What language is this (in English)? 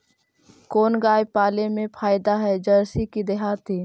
Magahi